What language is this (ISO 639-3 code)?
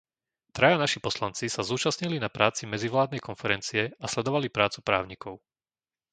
slk